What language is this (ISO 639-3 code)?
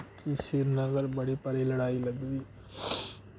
doi